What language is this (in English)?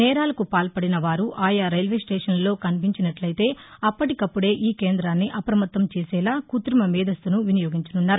Telugu